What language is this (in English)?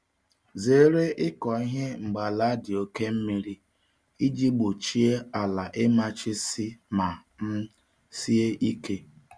Igbo